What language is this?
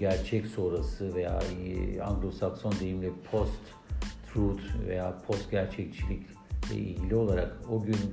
Turkish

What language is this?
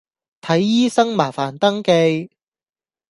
Cantonese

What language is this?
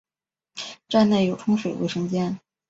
Chinese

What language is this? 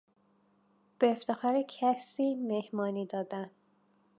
Persian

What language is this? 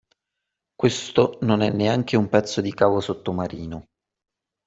Italian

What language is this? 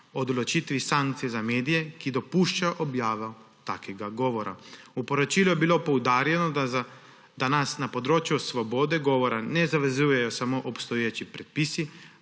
Slovenian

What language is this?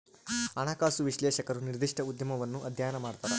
Kannada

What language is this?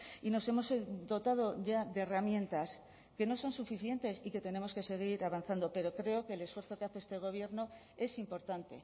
Spanish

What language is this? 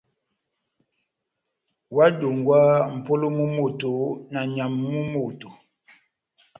Batanga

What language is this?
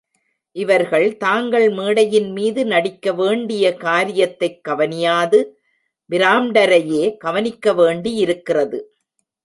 Tamil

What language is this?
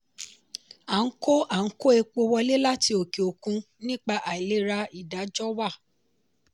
Yoruba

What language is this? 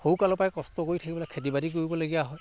Assamese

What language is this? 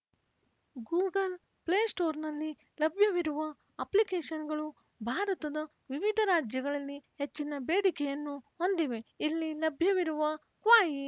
Kannada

